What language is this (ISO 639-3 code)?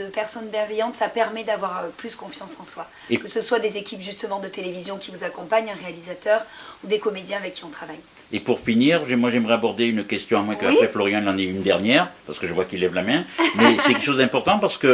fra